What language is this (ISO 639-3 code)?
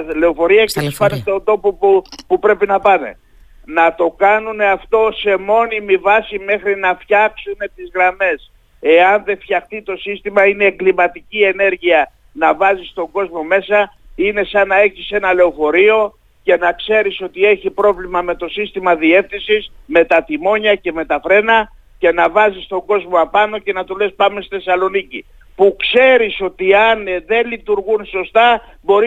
ell